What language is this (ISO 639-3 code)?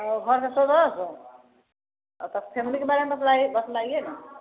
mai